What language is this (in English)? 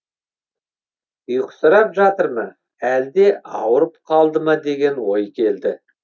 Kazakh